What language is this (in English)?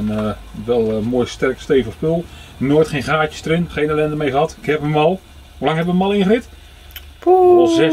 Dutch